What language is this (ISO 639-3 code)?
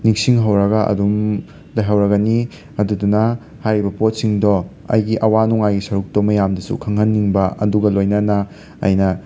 mni